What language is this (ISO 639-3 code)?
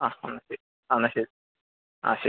mal